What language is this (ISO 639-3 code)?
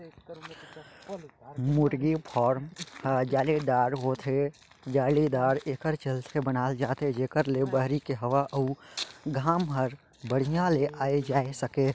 hne